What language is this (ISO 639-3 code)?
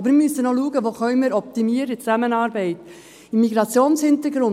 gsw